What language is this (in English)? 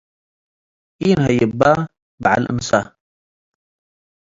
Tigre